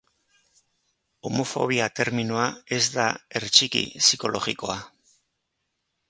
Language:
Basque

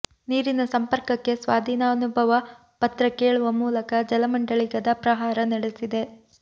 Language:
Kannada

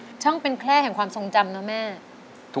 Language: Thai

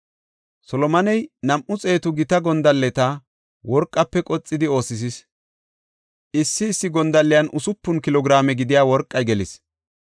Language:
Gofa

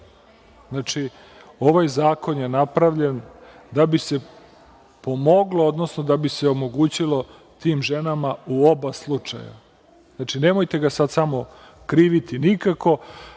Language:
Serbian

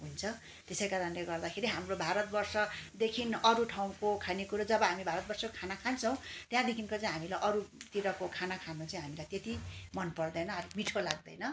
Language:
Nepali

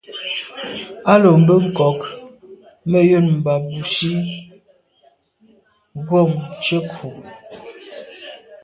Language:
Medumba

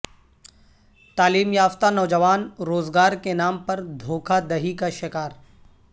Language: Urdu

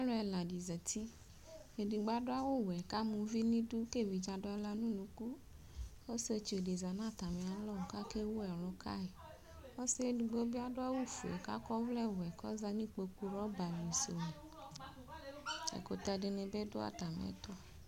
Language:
Ikposo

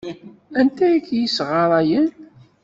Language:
Kabyle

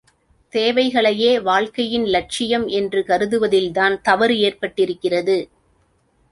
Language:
Tamil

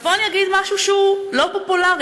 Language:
Hebrew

